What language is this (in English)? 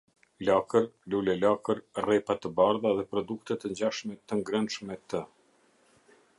Albanian